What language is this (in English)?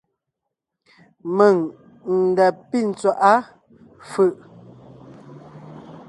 Ngiemboon